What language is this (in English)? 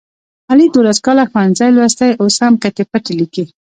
Pashto